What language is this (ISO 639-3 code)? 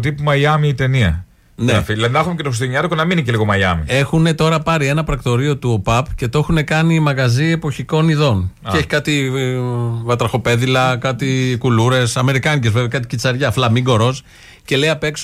ell